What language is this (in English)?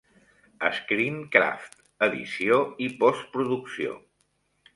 Catalan